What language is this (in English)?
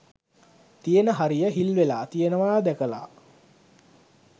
Sinhala